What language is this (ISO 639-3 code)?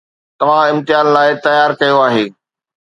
snd